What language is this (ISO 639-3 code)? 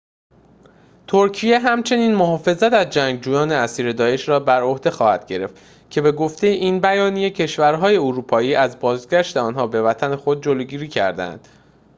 fas